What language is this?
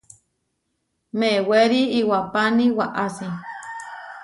Huarijio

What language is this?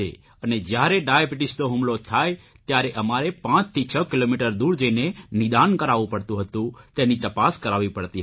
Gujarati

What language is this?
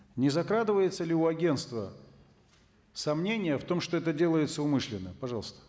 Kazakh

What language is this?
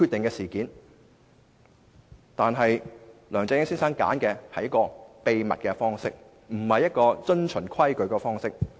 Cantonese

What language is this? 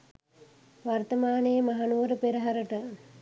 Sinhala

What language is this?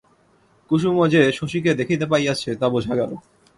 Bangla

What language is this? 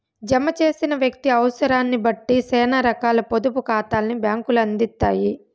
Telugu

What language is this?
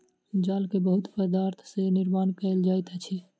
Maithili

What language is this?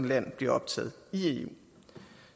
Danish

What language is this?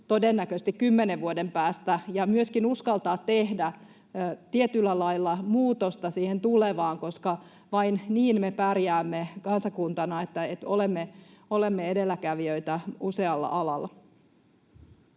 Finnish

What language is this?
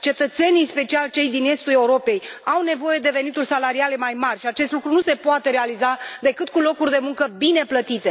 Romanian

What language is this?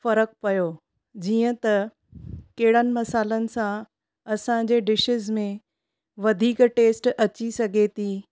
Sindhi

